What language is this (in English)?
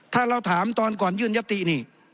Thai